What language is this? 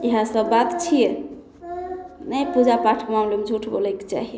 Maithili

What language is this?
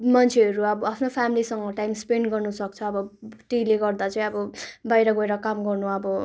Nepali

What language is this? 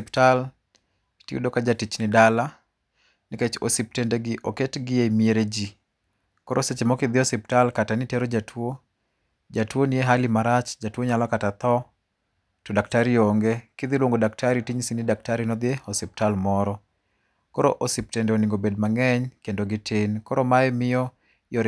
Luo (Kenya and Tanzania)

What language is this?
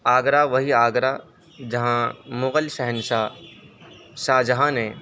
Urdu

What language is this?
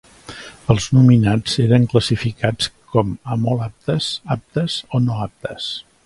Catalan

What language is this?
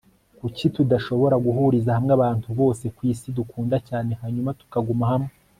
Kinyarwanda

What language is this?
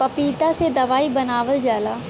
Bhojpuri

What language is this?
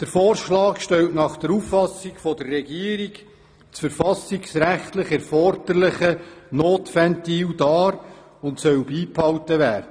Swiss German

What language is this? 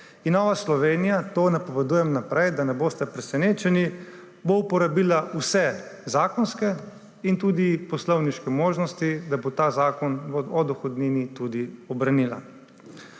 Slovenian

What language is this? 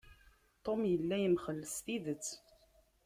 Kabyle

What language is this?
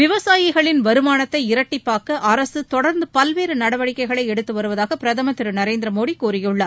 Tamil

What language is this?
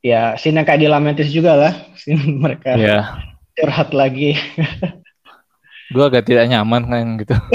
Indonesian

